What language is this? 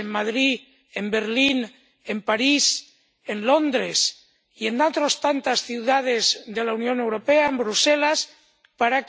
Spanish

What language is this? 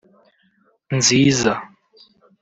Kinyarwanda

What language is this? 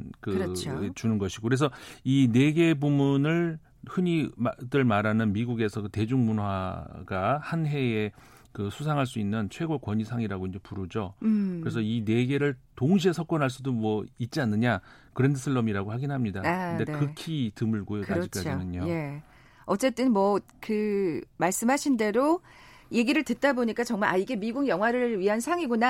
Korean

